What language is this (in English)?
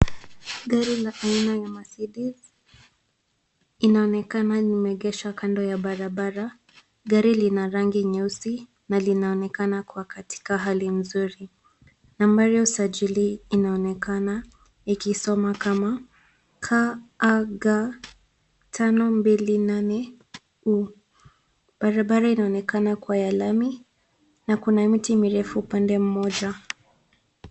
Swahili